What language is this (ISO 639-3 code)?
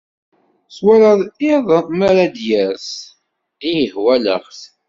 kab